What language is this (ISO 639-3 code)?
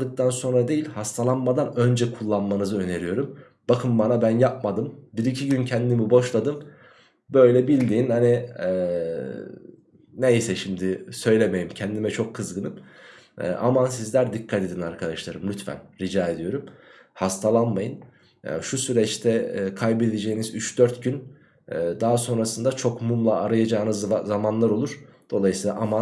tur